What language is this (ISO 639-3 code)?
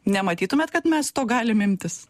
lit